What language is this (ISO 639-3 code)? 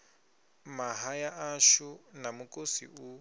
ven